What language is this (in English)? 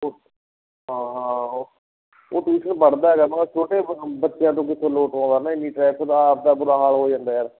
Punjabi